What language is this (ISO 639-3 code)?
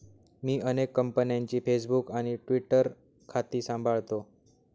mar